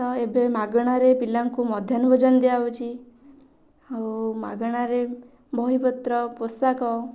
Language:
Odia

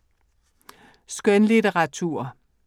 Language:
Danish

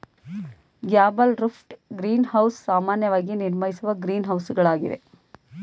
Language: Kannada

